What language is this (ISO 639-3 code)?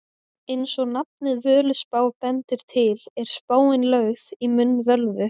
isl